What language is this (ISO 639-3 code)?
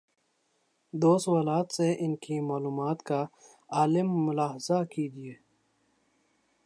urd